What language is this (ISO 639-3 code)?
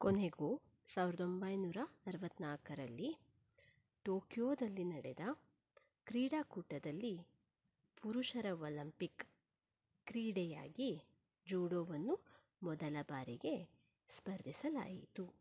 kan